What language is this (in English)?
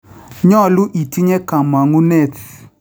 Kalenjin